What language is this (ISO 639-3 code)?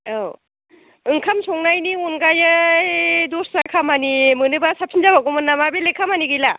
brx